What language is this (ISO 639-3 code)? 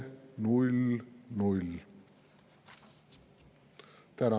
est